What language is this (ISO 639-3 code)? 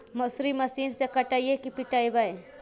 mag